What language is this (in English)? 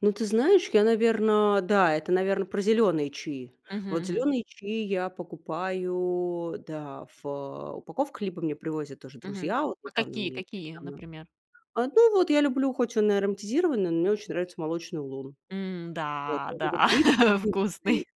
Russian